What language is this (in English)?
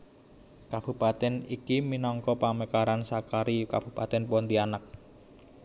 Javanese